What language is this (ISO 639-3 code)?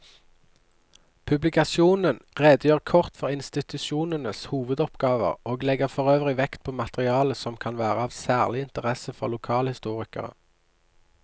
nor